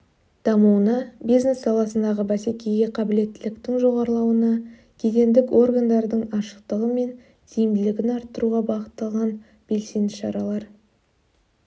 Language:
Kazakh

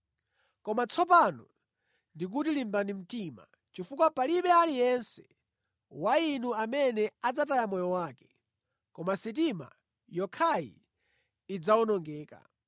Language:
Nyanja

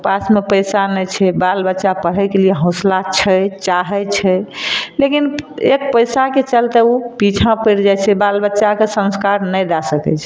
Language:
Maithili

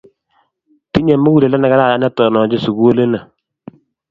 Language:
Kalenjin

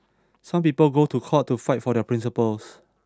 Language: English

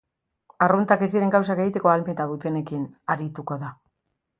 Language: Basque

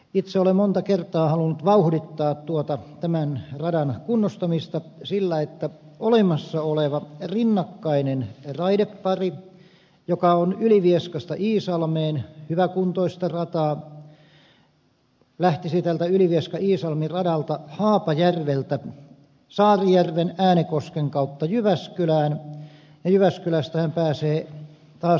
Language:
Finnish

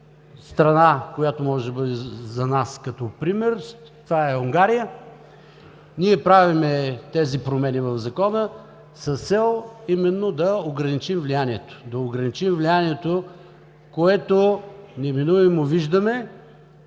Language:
Bulgarian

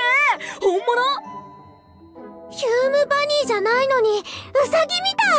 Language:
Japanese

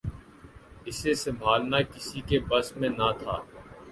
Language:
Urdu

